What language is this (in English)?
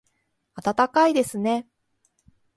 Japanese